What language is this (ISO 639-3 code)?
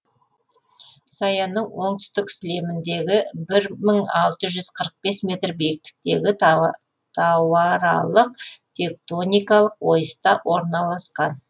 kaz